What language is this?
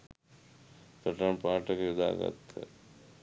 Sinhala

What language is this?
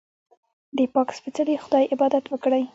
Pashto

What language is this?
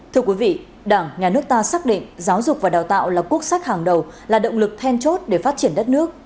Vietnamese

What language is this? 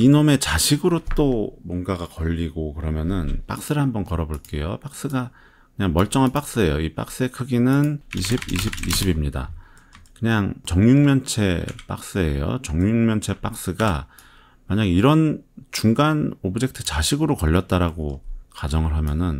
Korean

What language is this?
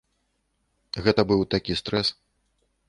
Belarusian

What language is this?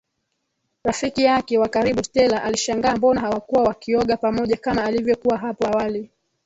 Swahili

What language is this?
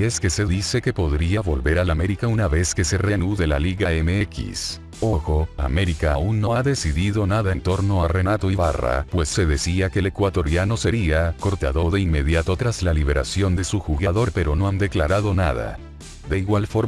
Spanish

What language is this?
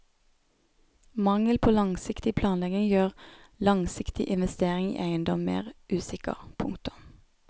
Norwegian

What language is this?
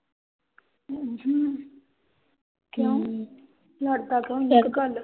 Punjabi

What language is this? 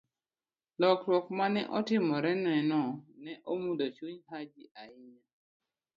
Luo (Kenya and Tanzania)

